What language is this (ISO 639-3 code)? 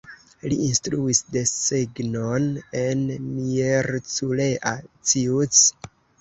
epo